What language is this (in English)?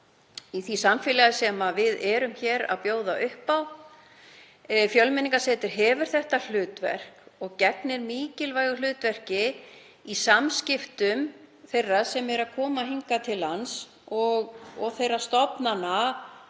Icelandic